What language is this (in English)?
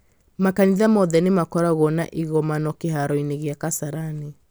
Kikuyu